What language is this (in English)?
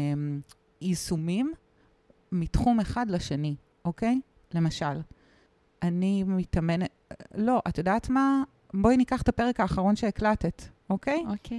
Hebrew